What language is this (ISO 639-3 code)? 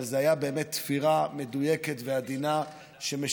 heb